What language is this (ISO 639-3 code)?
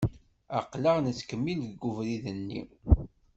kab